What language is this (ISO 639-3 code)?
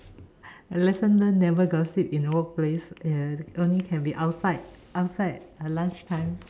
eng